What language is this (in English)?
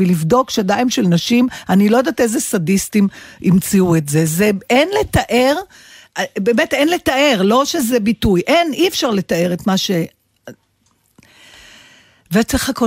Hebrew